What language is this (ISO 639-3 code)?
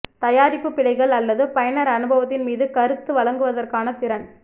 tam